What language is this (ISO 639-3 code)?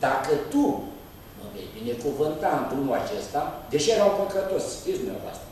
ron